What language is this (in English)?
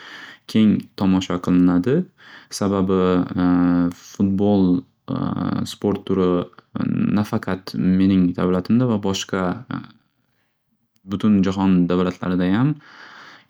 Uzbek